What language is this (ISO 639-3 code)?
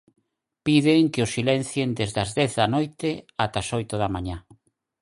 glg